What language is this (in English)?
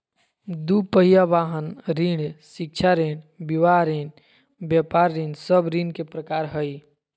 Magahi